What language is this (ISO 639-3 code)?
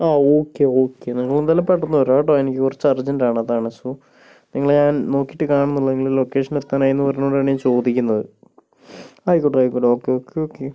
mal